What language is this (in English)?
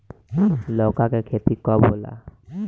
Bhojpuri